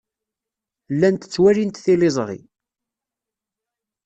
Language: Kabyle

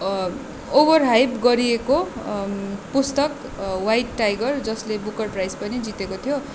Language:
Nepali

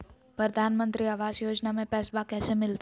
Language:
Magahi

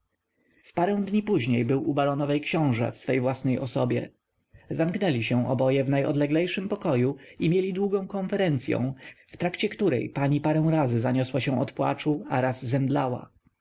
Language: Polish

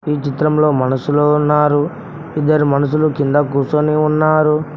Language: Telugu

